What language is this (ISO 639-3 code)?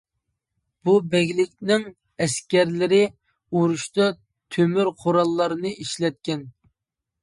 uig